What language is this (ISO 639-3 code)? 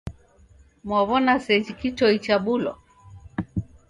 dav